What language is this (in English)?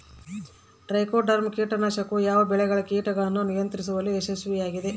Kannada